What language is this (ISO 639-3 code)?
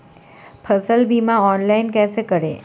hin